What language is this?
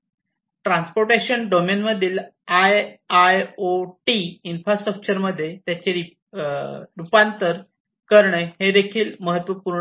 Marathi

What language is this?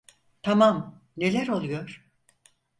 Turkish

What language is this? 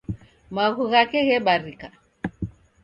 Taita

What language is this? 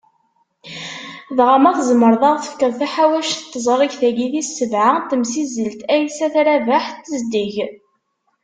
Kabyle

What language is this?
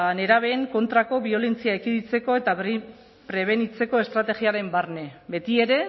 Basque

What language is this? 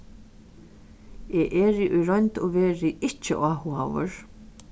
Faroese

